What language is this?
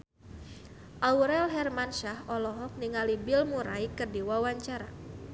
Sundanese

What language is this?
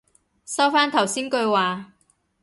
Cantonese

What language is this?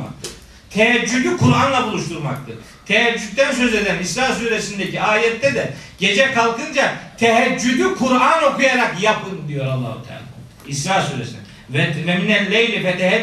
Turkish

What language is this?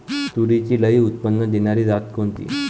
Marathi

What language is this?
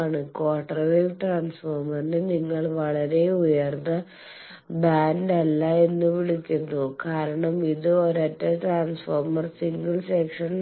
Malayalam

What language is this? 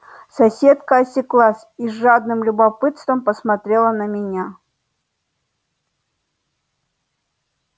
Russian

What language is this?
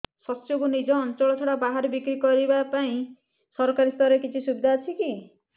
Odia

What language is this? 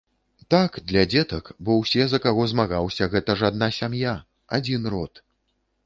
Belarusian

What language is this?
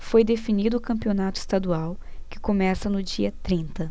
Portuguese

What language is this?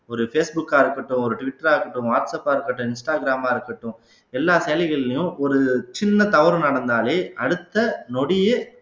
Tamil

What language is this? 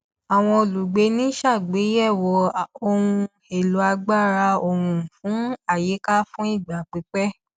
Yoruba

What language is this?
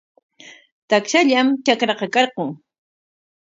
Corongo Ancash Quechua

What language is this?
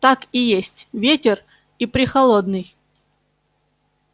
Russian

